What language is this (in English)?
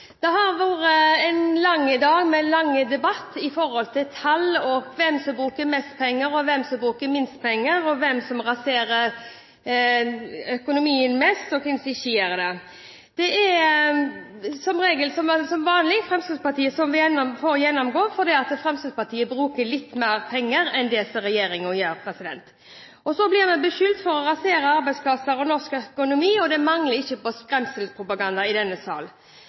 Norwegian Bokmål